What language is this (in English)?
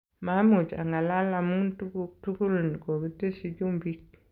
Kalenjin